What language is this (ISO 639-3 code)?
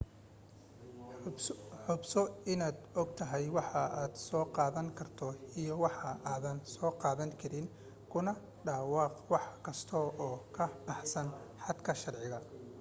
som